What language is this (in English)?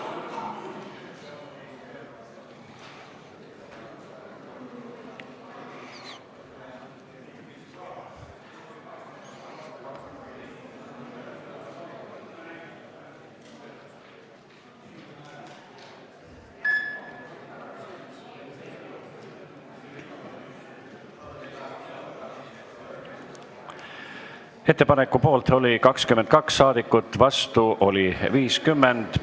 Estonian